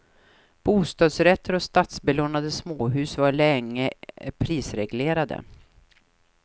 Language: Swedish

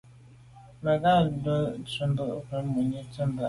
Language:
Medumba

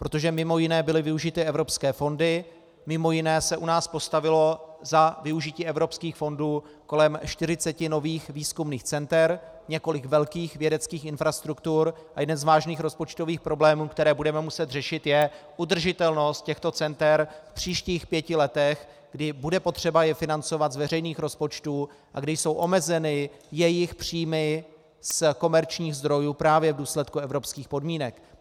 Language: Czech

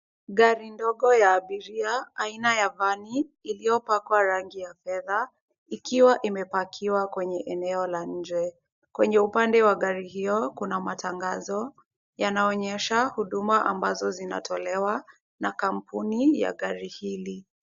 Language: Swahili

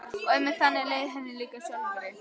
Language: Icelandic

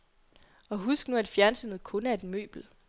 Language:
Danish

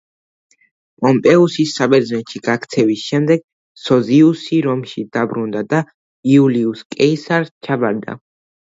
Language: Georgian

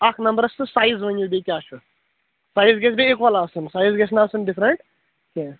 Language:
Kashmiri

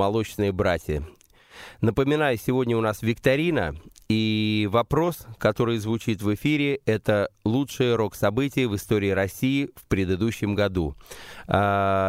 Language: Russian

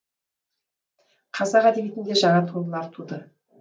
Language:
Kazakh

